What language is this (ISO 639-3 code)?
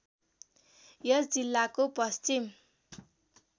nep